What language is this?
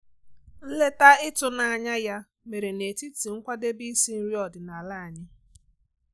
Igbo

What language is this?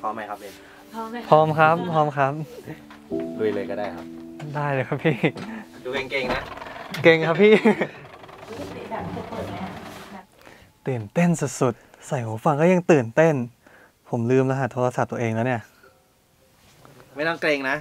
Thai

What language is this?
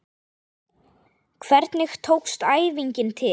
Icelandic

